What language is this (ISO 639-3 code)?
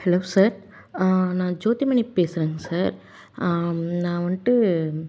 tam